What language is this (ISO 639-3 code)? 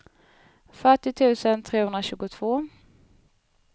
swe